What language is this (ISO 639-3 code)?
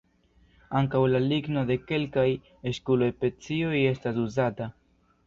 epo